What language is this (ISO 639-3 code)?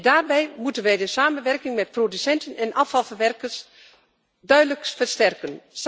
nld